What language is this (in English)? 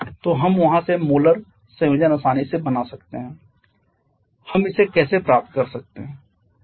Hindi